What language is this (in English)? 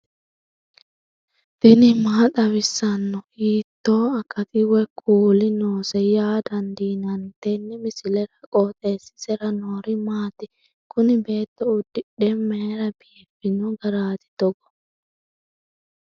Sidamo